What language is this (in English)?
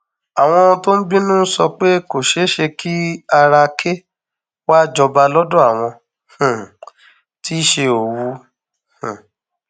Yoruba